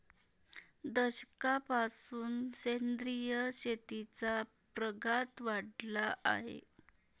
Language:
Marathi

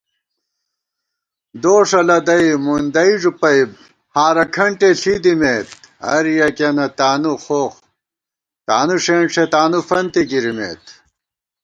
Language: Gawar-Bati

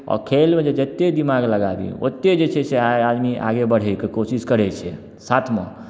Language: Maithili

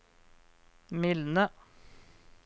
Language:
Norwegian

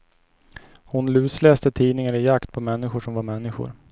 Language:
Swedish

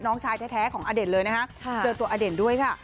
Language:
Thai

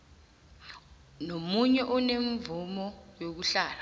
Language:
South Ndebele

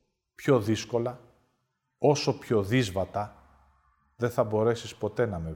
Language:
Greek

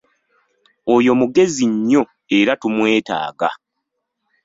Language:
Ganda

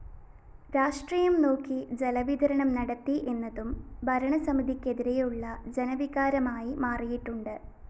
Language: Malayalam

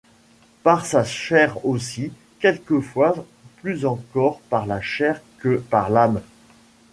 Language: French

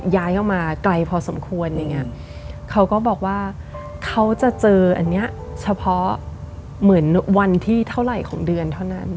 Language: Thai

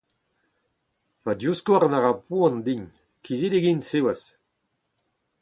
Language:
Breton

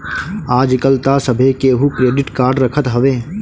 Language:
Bhojpuri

